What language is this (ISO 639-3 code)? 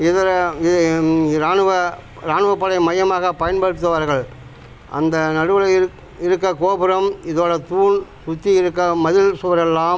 tam